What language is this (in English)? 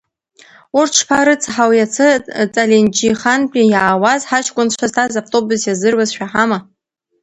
Abkhazian